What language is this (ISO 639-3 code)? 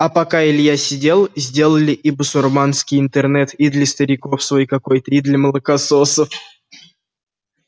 rus